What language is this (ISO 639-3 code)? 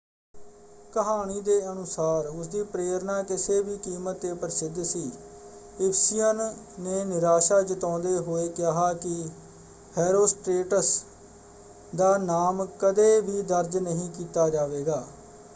pan